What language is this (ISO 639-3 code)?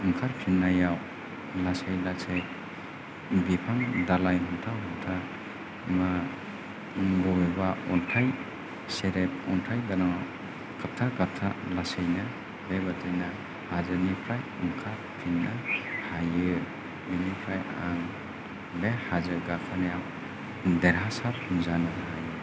brx